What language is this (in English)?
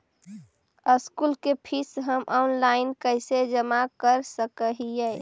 Magahi